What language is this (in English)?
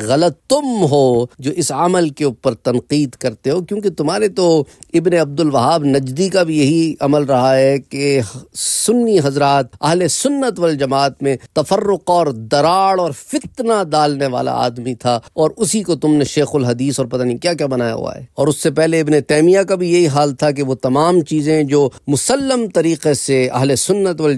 Arabic